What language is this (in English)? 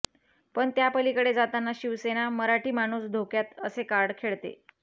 Marathi